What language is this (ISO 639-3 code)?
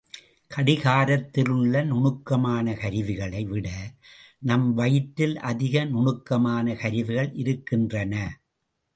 tam